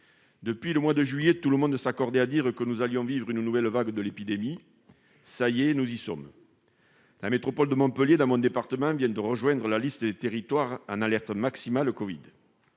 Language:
French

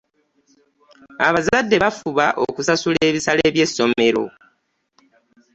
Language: Ganda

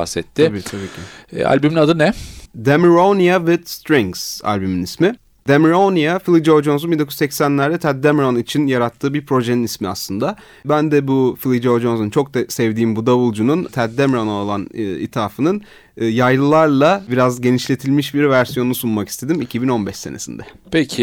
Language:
Turkish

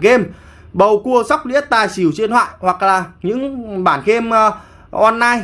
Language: Vietnamese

